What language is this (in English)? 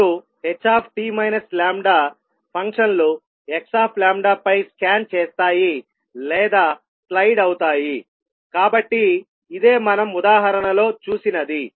Telugu